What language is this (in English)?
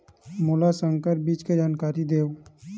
Chhattisgarhi